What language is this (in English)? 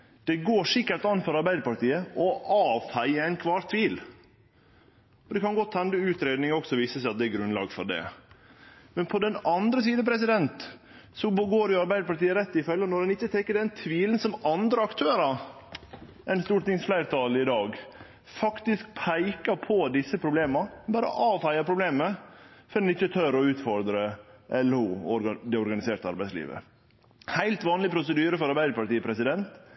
Norwegian Nynorsk